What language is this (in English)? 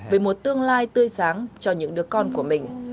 Vietnamese